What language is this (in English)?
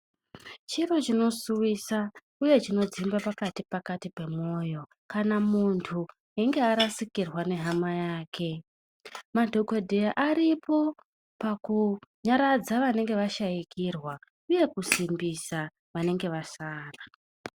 Ndau